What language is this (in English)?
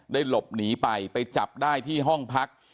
Thai